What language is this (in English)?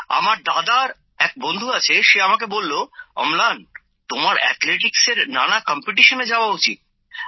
Bangla